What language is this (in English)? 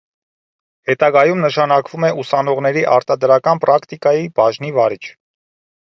Armenian